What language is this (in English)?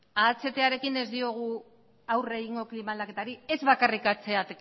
Basque